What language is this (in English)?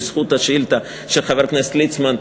Hebrew